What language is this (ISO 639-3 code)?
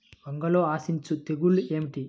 tel